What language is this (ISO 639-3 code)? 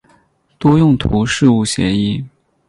zho